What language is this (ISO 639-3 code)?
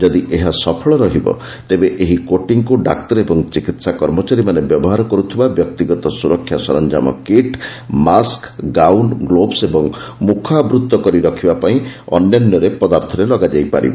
ori